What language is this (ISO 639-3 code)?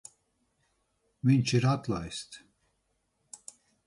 lav